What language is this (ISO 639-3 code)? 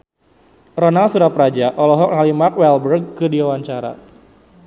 sun